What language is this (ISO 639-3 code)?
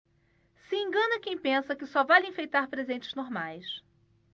por